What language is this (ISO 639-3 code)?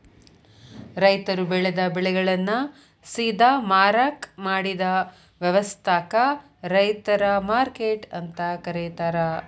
kan